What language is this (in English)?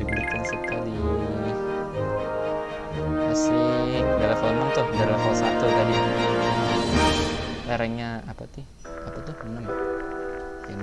Indonesian